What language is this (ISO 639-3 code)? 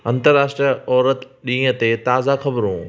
snd